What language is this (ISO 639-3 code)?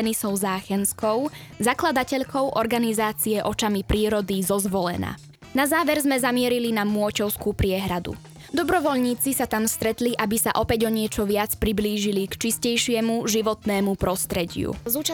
slk